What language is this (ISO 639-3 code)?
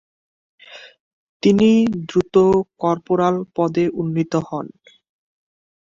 ben